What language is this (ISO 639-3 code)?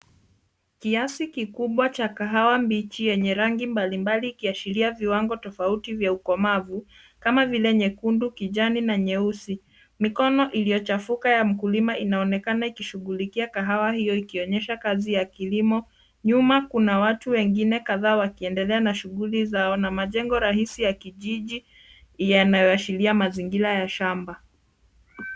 swa